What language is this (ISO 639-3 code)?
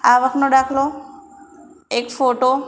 guj